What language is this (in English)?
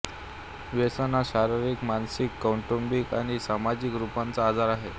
Marathi